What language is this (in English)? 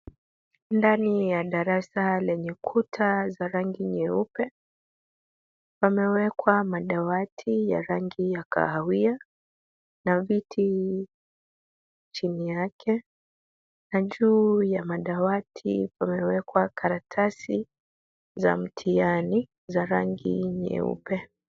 Swahili